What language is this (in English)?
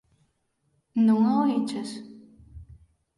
Galician